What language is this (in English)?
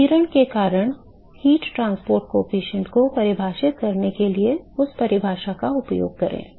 Hindi